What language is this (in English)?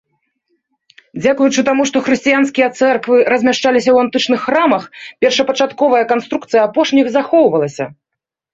Belarusian